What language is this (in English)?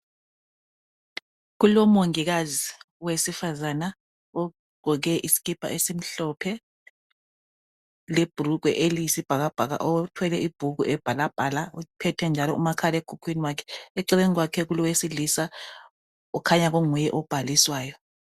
North Ndebele